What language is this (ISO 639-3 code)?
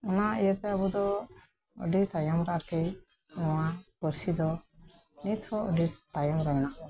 sat